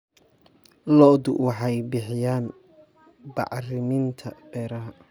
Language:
Somali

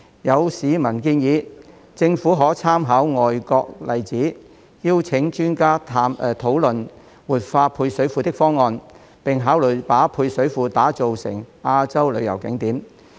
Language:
Cantonese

